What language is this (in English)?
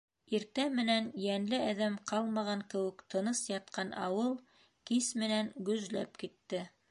Bashkir